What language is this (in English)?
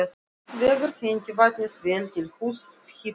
Icelandic